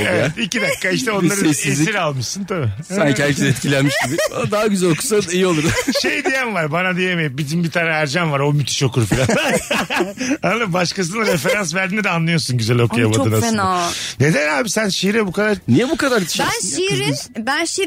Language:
Turkish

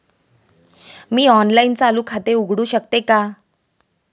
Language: Marathi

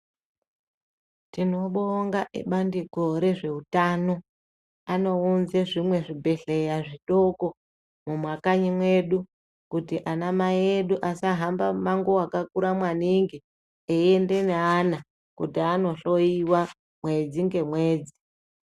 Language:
Ndau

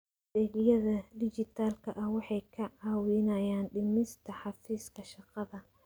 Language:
Somali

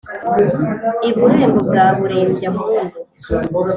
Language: Kinyarwanda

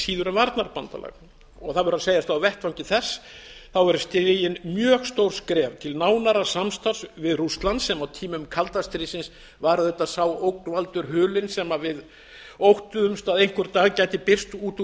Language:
Icelandic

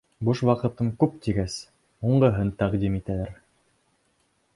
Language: Bashkir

